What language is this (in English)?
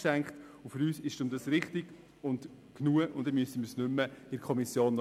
Swiss German